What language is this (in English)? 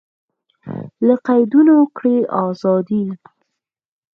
Pashto